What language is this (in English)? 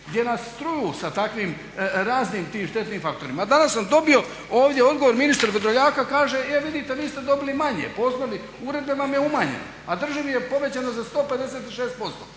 Croatian